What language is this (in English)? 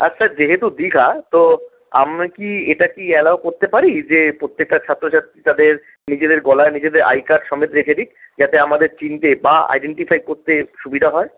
Bangla